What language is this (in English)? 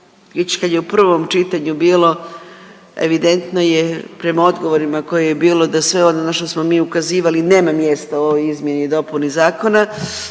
Croatian